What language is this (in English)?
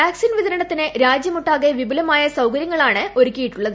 Malayalam